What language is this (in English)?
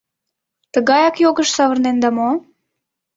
Mari